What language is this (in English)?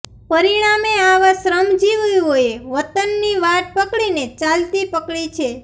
Gujarati